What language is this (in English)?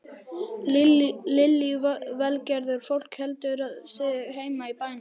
Icelandic